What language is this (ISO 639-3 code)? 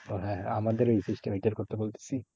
ben